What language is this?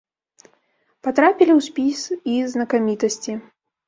Belarusian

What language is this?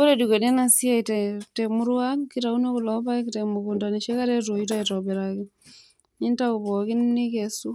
Masai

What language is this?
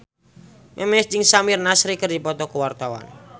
Sundanese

